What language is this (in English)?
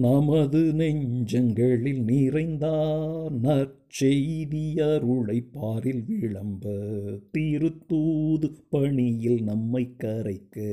Tamil